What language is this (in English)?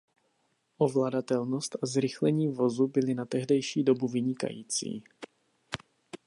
Czech